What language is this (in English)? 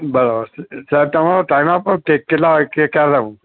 Gujarati